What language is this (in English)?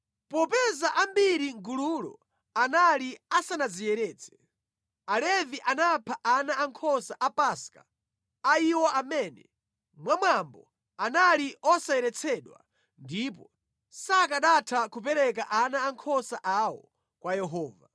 Nyanja